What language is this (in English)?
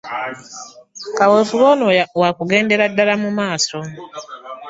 Ganda